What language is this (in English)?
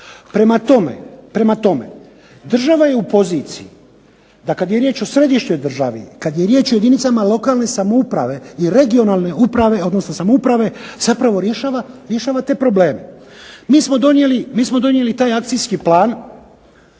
Croatian